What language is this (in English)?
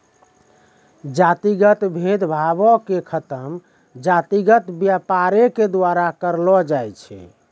Maithili